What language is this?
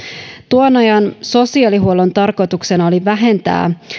Finnish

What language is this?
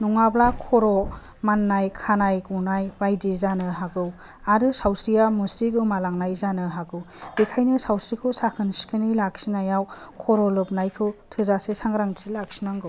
Bodo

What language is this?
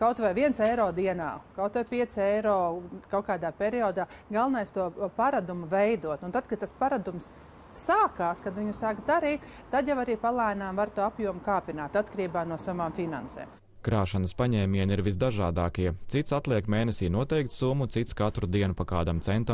Latvian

